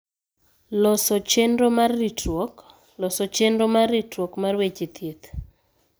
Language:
Luo (Kenya and Tanzania)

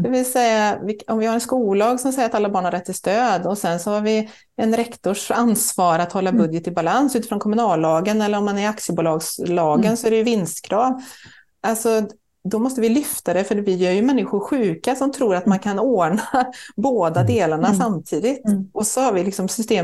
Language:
Swedish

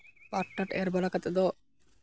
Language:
Santali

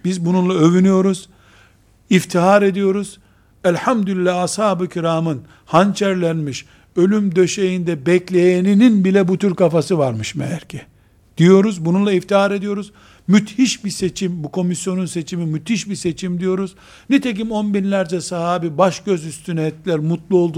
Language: Turkish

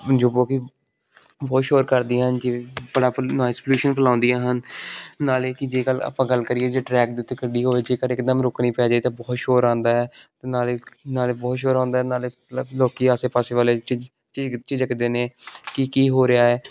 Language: Punjabi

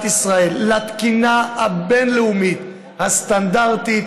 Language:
Hebrew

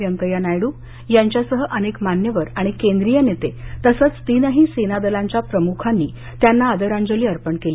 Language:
Marathi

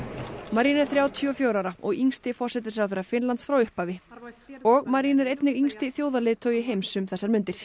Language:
Icelandic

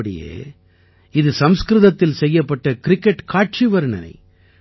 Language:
Tamil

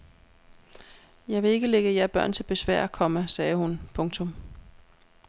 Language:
Danish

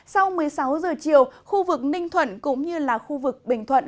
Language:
Vietnamese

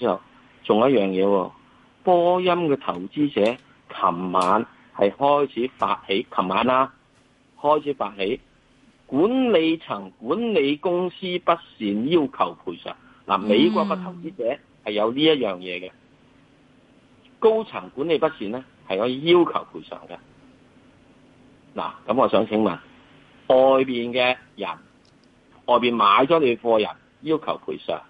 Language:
Chinese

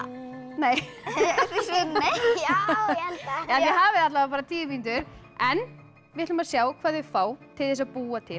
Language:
Icelandic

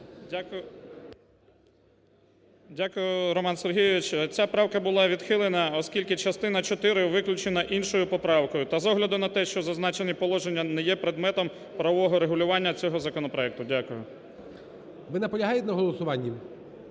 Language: Ukrainian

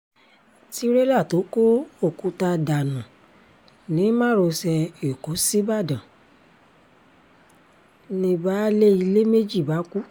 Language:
Yoruba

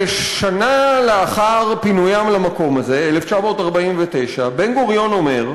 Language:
Hebrew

